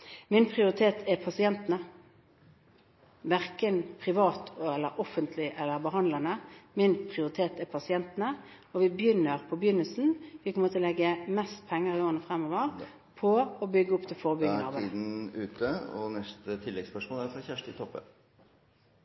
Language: Norwegian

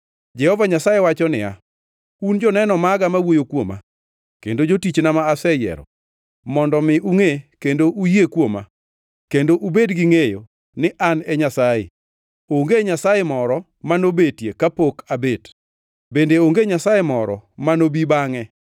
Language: Luo (Kenya and Tanzania)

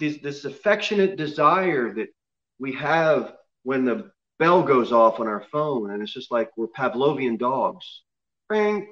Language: English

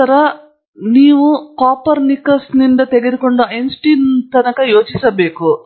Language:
Kannada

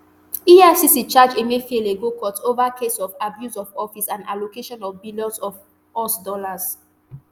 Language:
Nigerian Pidgin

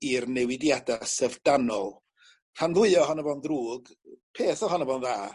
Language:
Welsh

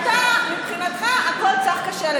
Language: Hebrew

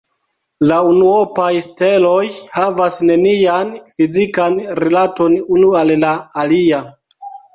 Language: Esperanto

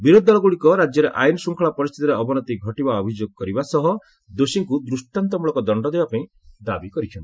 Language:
Odia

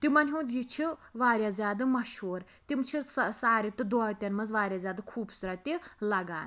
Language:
Kashmiri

